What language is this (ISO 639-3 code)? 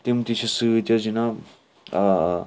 kas